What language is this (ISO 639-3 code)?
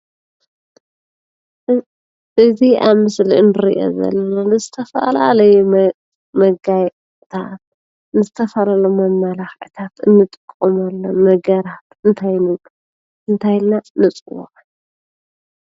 tir